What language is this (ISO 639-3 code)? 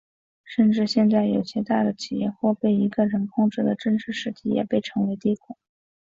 zho